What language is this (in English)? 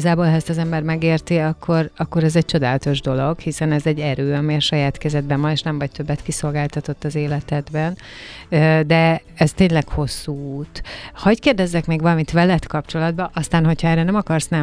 Hungarian